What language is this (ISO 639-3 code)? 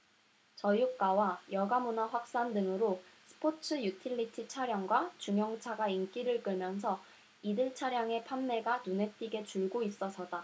kor